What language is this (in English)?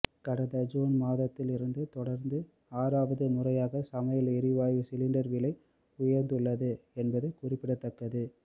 Tamil